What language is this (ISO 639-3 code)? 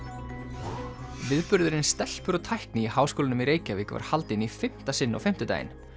isl